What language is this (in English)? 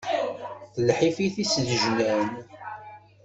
Kabyle